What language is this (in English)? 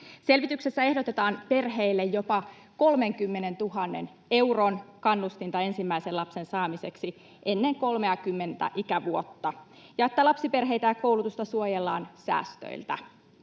Finnish